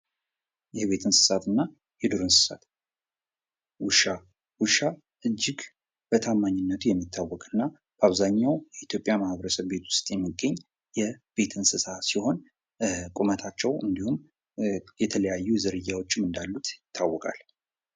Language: Amharic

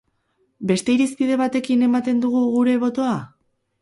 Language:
Basque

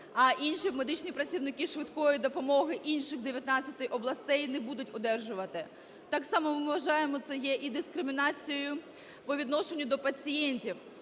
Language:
Ukrainian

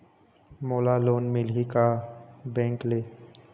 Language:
Chhattisgarhi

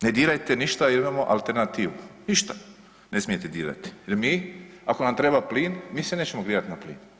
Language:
Croatian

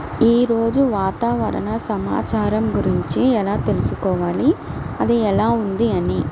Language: Telugu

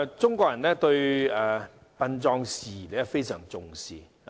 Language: Cantonese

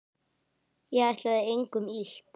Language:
Icelandic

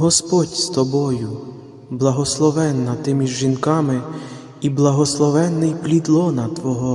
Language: Ukrainian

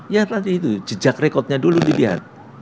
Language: Indonesian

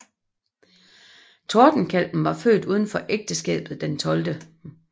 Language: Danish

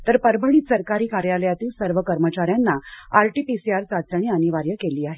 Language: Marathi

